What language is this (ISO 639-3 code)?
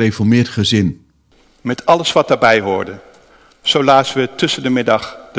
nld